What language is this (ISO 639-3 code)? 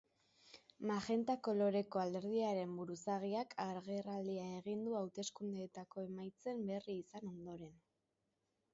eus